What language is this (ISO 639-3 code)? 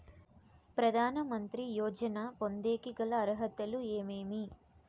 tel